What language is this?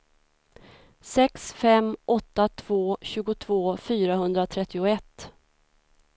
Swedish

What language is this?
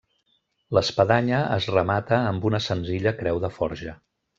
Catalan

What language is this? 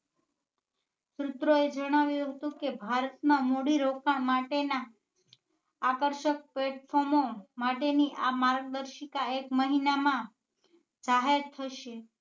Gujarati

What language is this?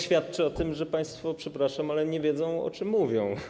Polish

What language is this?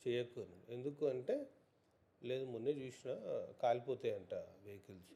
Telugu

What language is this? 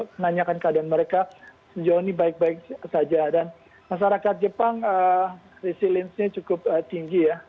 Indonesian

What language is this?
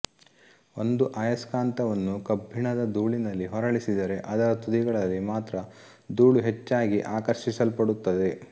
Kannada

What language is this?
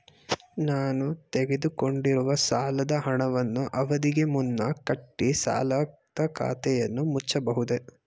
Kannada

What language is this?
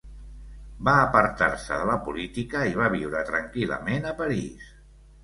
Catalan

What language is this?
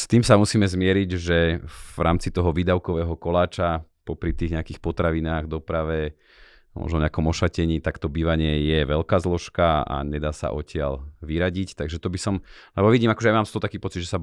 Slovak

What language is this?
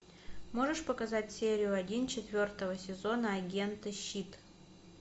Russian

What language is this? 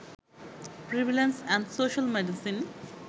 Bangla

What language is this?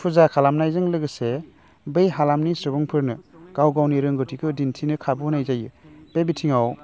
Bodo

